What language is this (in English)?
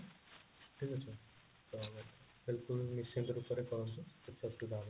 Odia